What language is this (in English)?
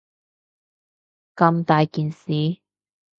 Cantonese